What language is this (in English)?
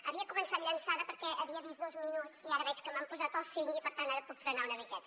Catalan